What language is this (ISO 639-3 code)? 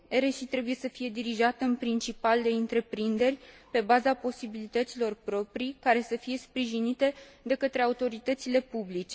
ron